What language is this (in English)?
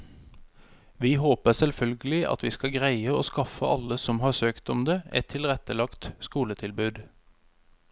Norwegian